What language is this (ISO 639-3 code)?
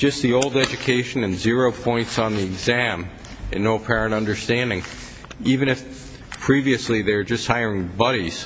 eng